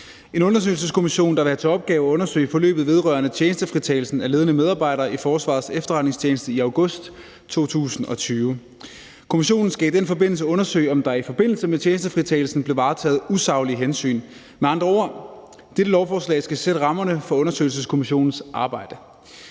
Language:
Danish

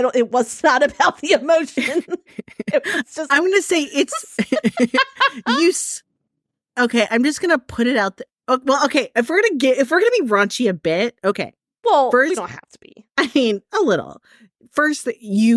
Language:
English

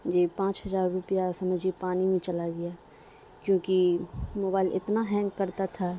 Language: Urdu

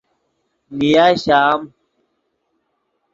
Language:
Yidgha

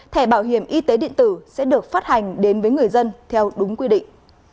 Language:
Vietnamese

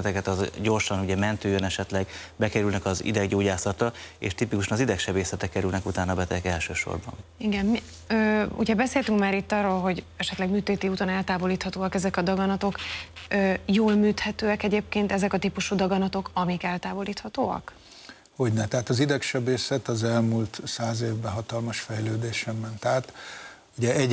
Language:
Hungarian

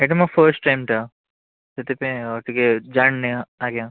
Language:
Odia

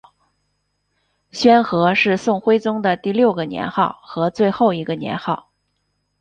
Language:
Chinese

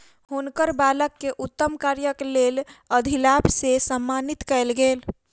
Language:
Maithili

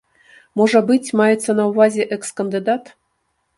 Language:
Belarusian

